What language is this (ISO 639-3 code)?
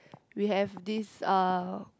eng